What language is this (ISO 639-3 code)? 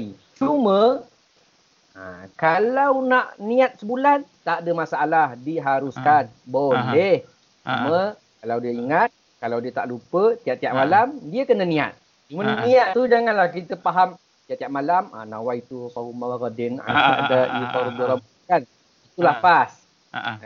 msa